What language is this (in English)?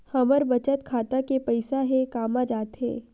Chhattisgarhi